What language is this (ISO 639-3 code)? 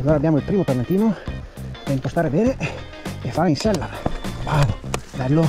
ita